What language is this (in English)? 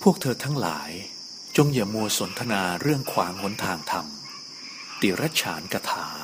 Thai